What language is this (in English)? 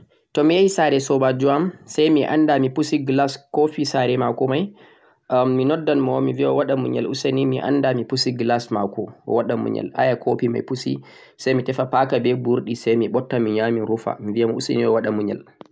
Central-Eastern Niger Fulfulde